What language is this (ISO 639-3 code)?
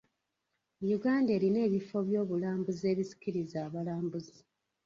lug